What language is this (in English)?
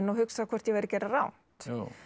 Icelandic